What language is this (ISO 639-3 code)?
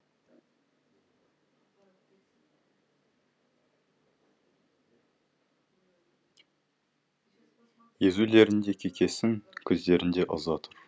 kaz